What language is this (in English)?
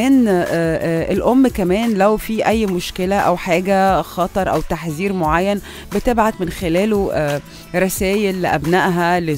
Arabic